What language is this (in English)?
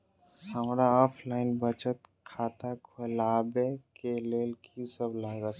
Maithili